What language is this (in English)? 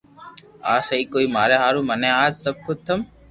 Loarki